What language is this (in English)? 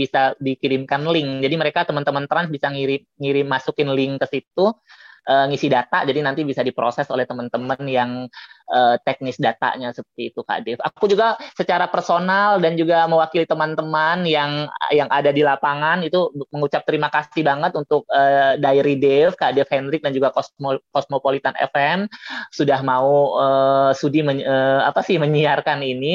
Indonesian